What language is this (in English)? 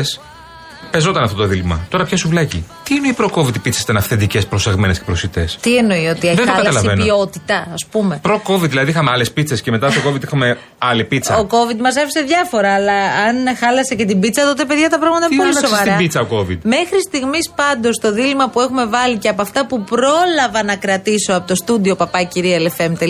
Greek